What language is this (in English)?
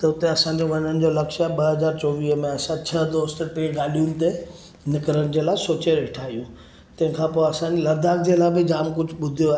Sindhi